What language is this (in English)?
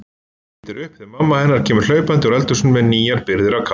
Icelandic